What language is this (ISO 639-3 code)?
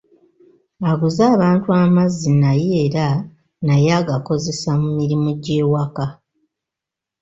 lug